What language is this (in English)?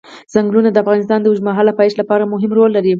Pashto